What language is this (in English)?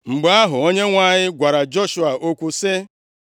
Igbo